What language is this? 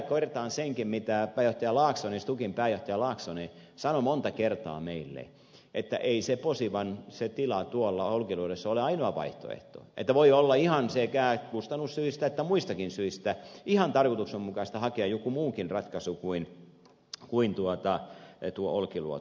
Finnish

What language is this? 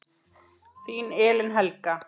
Icelandic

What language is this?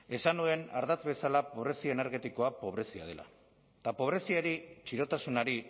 Basque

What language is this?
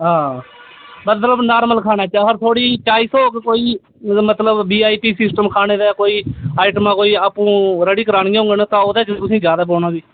Dogri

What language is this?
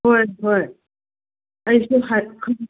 Manipuri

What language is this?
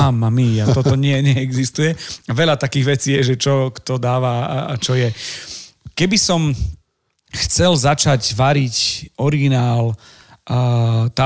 Slovak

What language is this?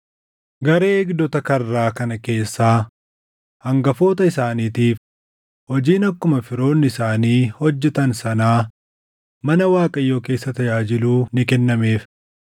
Oromo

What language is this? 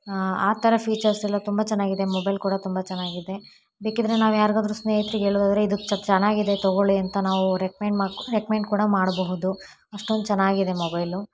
Kannada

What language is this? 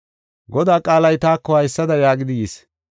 Gofa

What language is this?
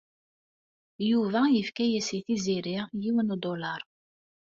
Kabyle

